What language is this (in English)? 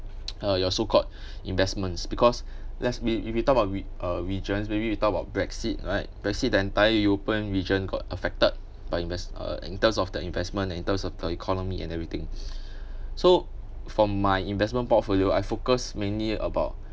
English